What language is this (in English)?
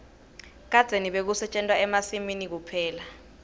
Swati